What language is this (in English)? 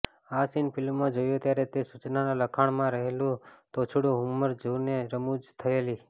Gujarati